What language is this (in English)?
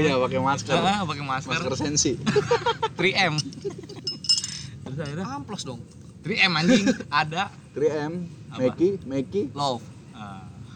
Indonesian